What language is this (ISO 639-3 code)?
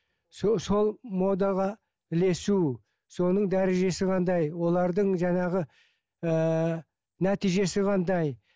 kaz